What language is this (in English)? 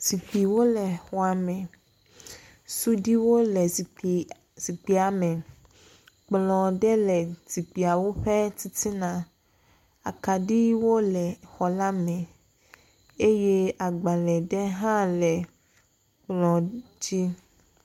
Ewe